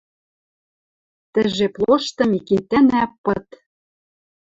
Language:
Western Mari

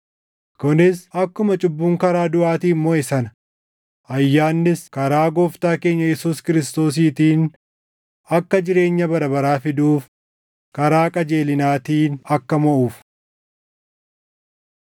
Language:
Oromo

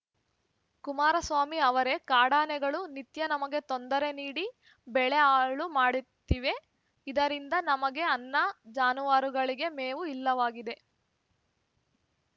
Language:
Kannada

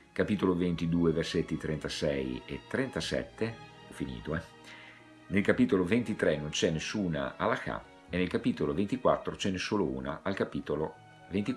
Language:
Italian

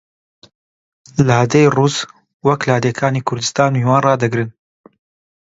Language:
Central Kurdish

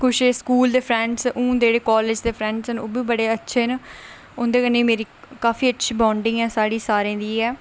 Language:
Dogri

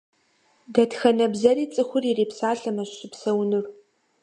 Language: Kabardian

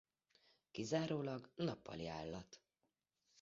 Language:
Hungarian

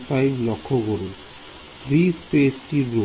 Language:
Bangla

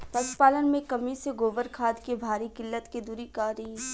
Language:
Bhojpuri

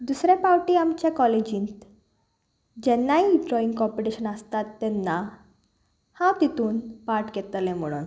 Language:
Konkani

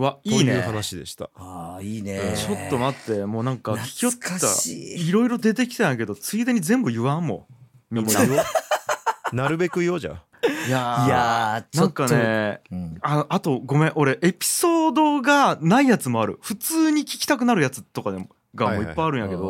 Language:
Japanese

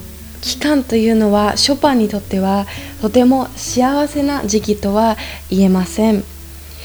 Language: Japanese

